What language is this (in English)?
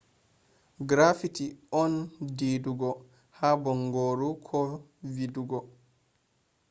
Fula